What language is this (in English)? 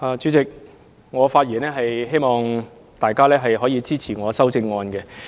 Cantonese